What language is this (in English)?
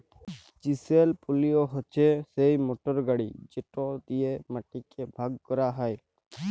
Bangla